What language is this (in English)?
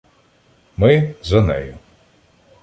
Ukrainian